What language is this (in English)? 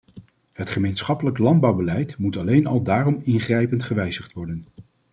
Dutch